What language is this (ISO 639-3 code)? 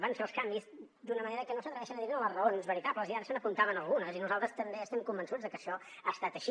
cat